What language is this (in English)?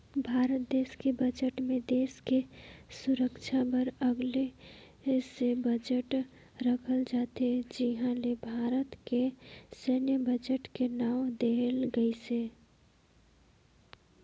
Chhattisgarhi